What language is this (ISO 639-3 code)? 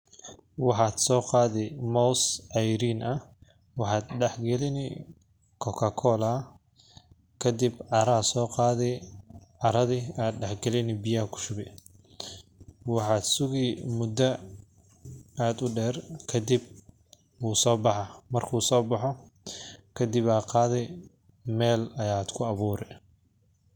som